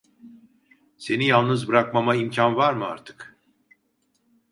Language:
Turkish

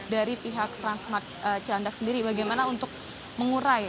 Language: Indonesian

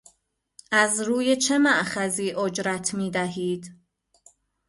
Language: Persian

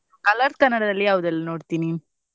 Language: Kannada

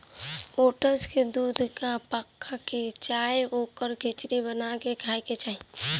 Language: Bhojpuri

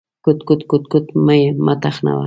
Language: Pashto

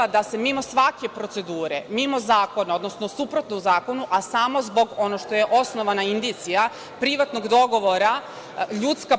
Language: Serbian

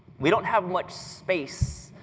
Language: English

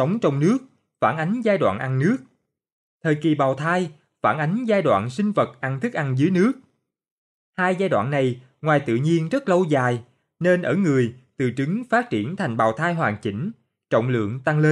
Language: Vietnamese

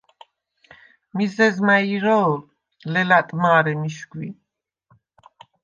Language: Svan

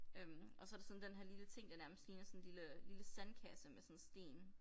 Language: Danish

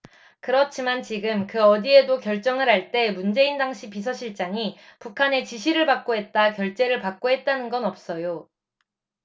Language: Korean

